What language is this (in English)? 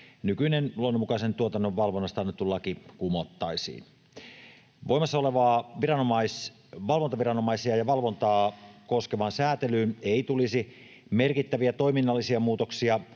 Finnish